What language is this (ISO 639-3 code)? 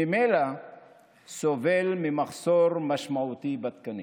heb